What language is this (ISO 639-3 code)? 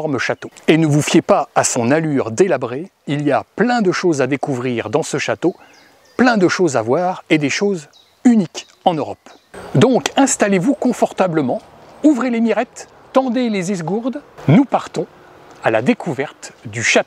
fra